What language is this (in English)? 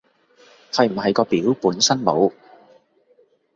Cantonese